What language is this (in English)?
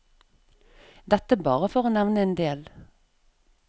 Norwegian